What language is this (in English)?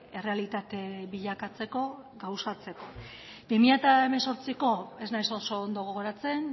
Basque